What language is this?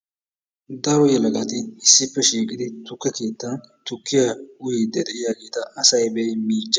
Wolaytta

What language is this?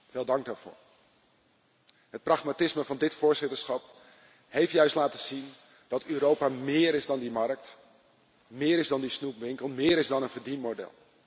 Dutch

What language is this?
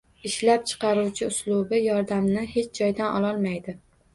Uzbek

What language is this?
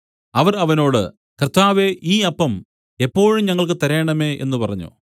Malayalam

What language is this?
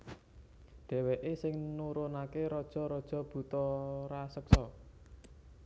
Javanese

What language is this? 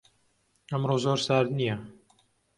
Central Kurdish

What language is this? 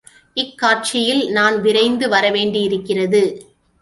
Tamil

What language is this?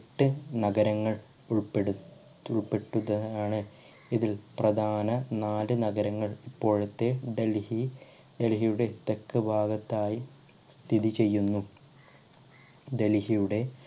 Malayalam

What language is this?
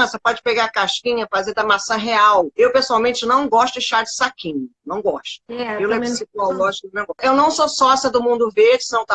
Portuguese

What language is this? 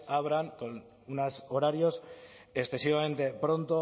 Spanish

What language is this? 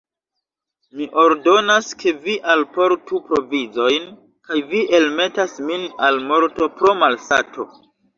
Esperanto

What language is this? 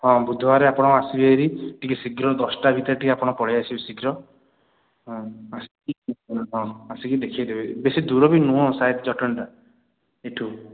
Odia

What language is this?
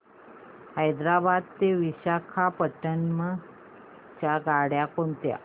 Marathi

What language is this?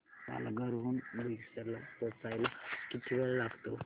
Marathi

